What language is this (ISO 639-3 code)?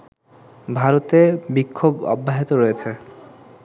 ben